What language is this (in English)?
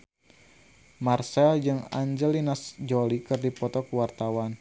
Sundanese